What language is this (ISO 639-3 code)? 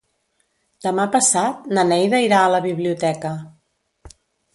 cat